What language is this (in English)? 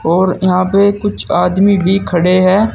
Hindi